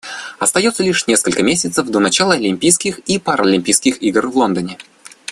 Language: Russian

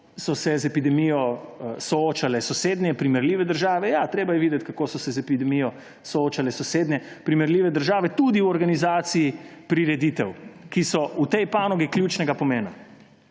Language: Slovenian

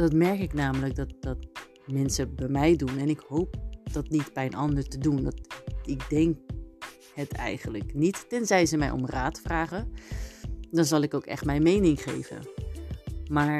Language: Dutch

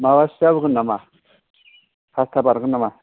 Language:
Bodo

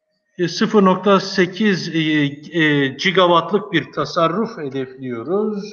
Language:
Turkish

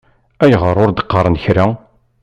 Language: Kabyle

